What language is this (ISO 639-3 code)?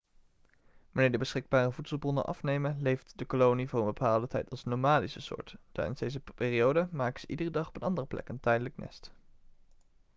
nld